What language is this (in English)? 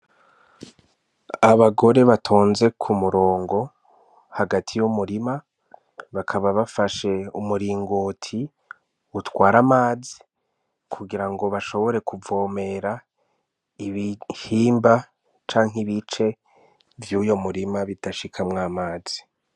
Rundi